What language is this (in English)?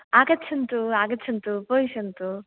Sanskrit